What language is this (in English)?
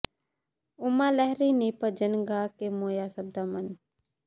Punjabi